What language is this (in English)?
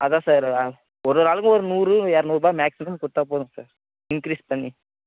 Tamil